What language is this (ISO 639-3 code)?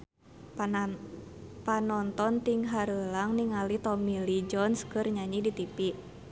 sun